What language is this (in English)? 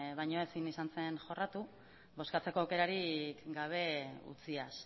Basque